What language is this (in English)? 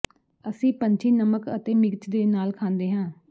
Punjabi